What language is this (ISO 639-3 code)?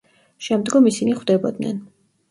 kat